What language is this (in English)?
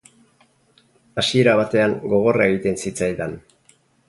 Basque